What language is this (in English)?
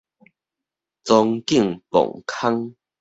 Min Nan Chinese